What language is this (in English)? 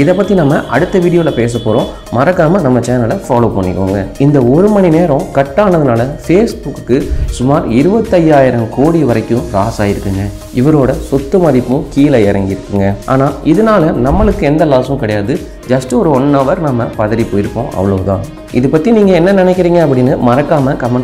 Indonesian